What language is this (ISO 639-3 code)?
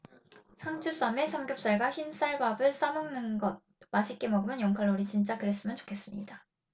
kor